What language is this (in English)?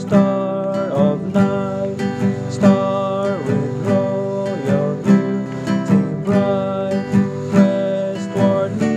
English